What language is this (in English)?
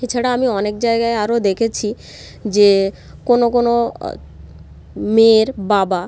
Bangla